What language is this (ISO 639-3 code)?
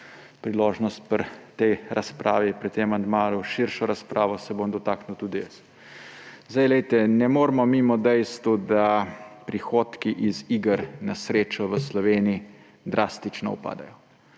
slv